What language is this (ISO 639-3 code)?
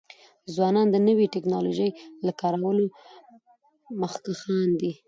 pus